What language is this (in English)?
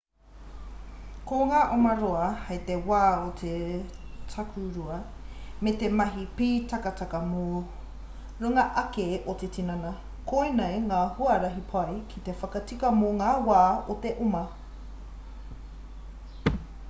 Māori